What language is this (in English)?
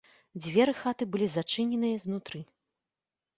Belarusian